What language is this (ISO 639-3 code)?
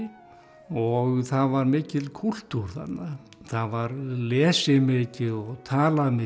isl